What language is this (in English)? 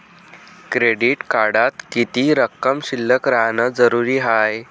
Marathi